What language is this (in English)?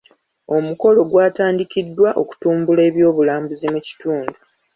Ganda